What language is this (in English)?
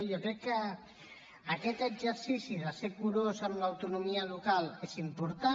Catalan